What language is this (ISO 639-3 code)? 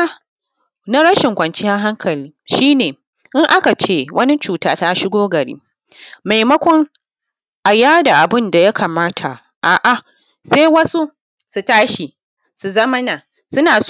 hau